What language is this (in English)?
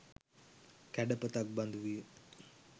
Sinhala